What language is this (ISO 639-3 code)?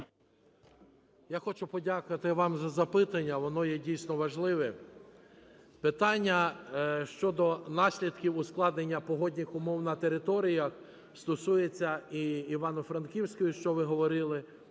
ukr